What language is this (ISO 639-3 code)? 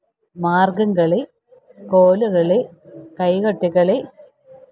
mal